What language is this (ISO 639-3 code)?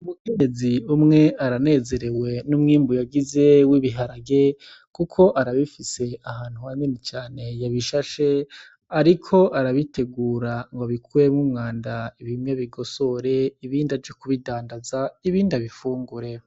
run